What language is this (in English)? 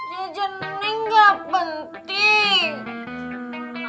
Indonesian